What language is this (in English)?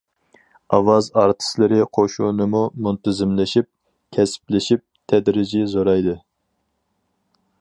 Uyghur